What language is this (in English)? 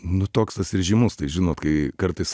Lithuanian